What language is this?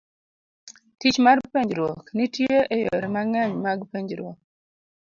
Luo (Kenya and Tanzania)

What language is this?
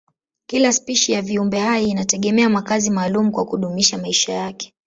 Swahili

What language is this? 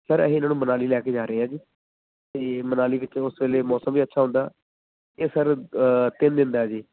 Punjabi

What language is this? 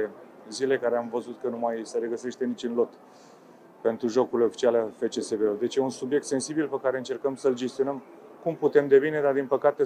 Romanian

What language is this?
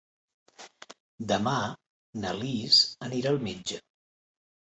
Catalan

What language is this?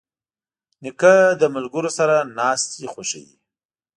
Pashto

